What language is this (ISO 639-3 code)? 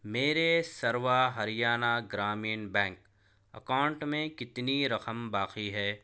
urd